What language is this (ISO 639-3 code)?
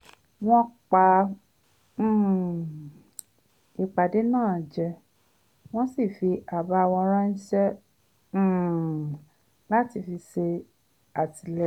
yor